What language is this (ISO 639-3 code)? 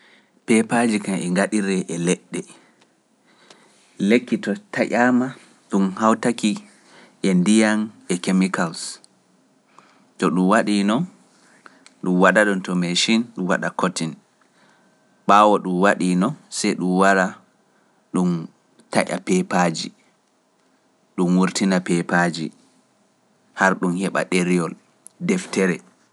fuf